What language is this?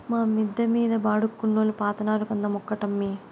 Telugu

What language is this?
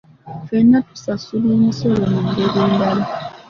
Ganda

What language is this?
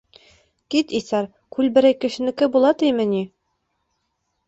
Bashkir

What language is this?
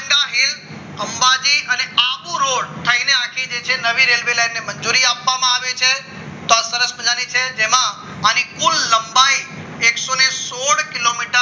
Gujarati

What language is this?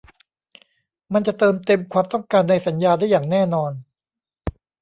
Thai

